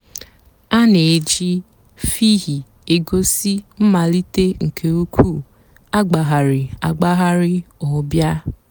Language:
Igbo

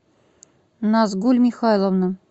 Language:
Russian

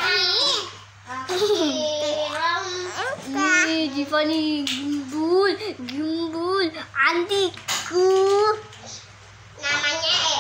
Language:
Indonesian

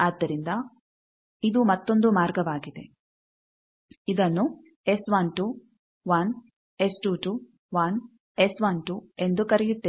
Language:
Kannada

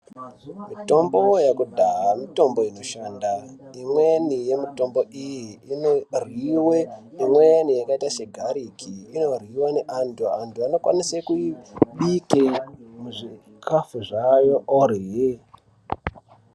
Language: Ndau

